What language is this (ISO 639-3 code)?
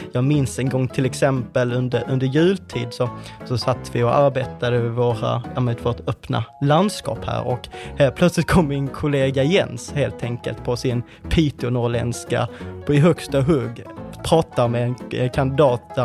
swe